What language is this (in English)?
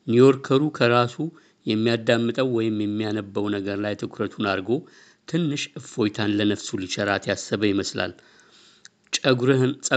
Amharic